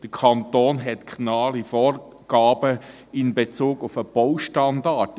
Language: Swiss German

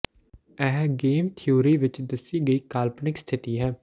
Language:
Punjabi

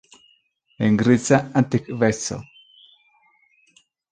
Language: Esperanto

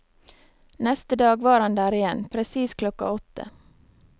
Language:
Norwegian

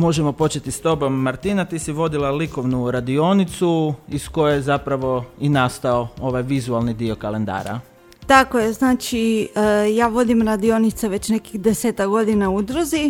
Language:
Croatian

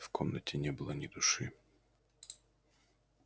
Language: Russian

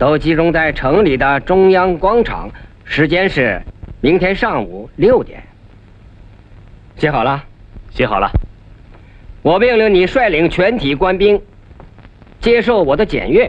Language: Chinese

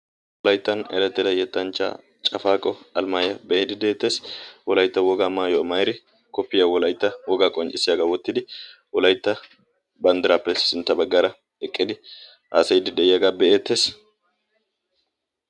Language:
Wolaytta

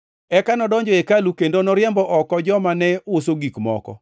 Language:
Luo (Kenya and Tanzania)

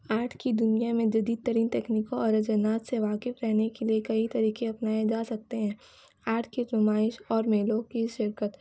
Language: Urdu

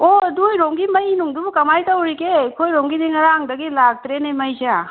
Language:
Manipuri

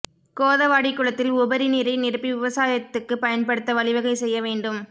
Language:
Tamil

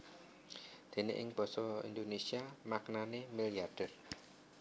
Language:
Javanese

